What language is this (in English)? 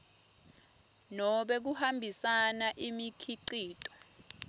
Swati